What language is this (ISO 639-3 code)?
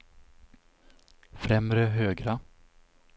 swe